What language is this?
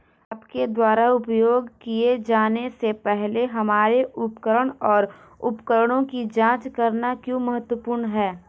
Hindi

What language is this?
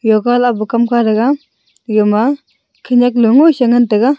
Wancho Naga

